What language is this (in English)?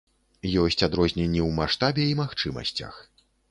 Belarusian